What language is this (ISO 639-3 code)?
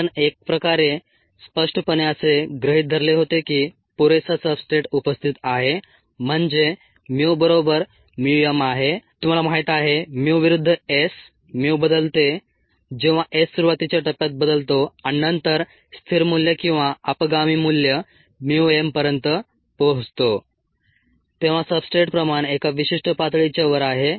mar